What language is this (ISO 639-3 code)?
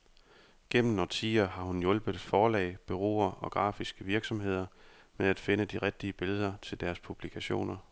dan